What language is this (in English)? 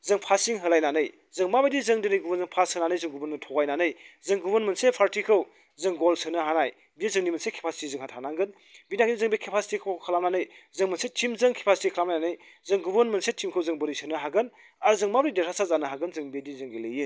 Bodo